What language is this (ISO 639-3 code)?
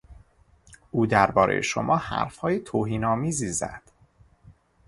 fas